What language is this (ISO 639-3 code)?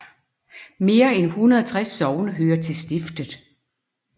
dan